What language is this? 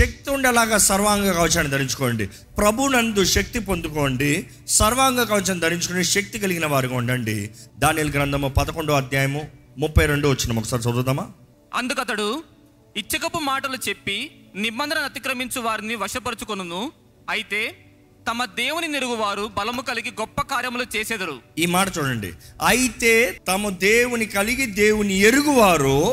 Telugu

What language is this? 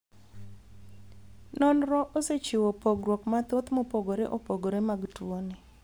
Luo (Kenya and Tanzania)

